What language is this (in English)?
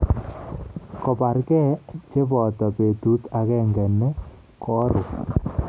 Kalenjin